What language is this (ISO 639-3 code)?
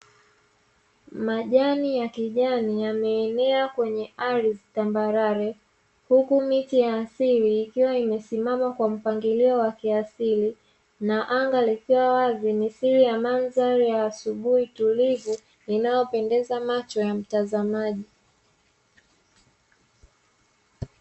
swa